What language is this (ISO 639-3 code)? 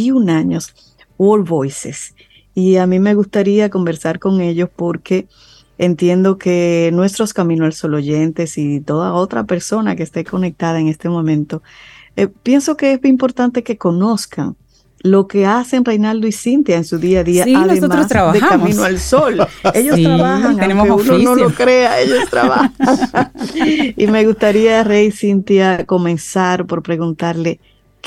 spa